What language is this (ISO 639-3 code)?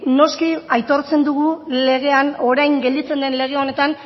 eus